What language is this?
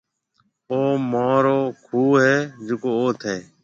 Marwari (Pakistan)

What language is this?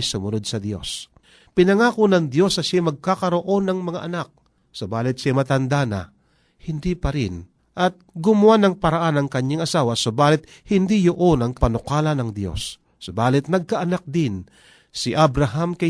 Filipino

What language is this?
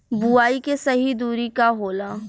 Bhojpuri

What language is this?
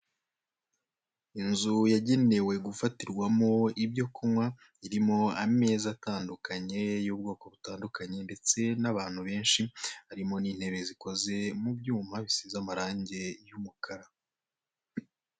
Kinyarwanda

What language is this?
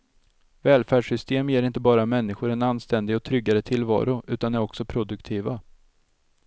Swedish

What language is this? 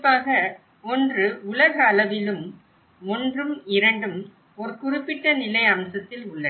Tamil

